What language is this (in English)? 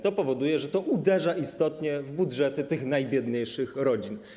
Polish